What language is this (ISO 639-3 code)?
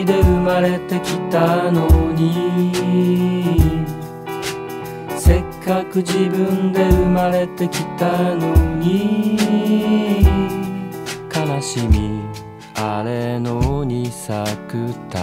jpn